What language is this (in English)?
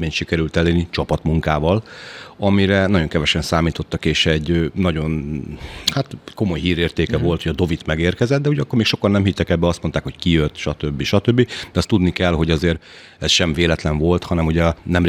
Hungarian